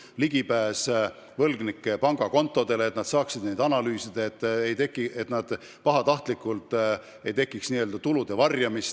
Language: Estonian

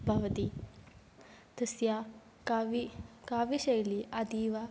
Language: Sanskrit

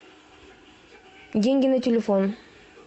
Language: Russian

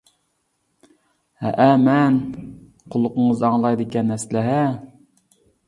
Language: Uyghur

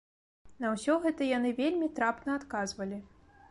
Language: Belarusian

